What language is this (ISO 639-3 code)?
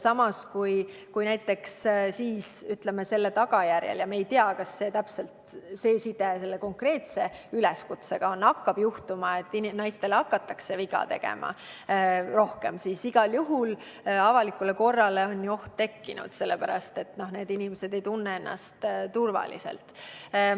est